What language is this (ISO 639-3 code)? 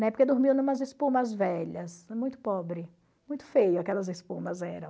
por